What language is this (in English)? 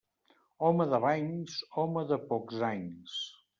Catalan